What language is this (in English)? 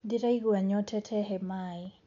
Kikuyu